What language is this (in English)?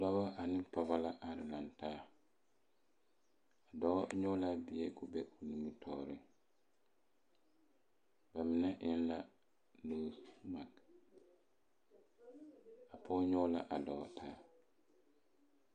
Southern Dagaare